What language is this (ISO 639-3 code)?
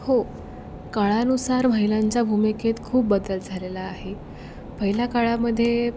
mar